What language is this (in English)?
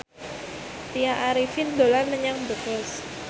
Javanese